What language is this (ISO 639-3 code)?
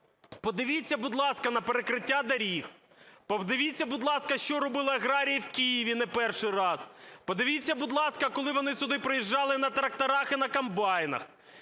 ukr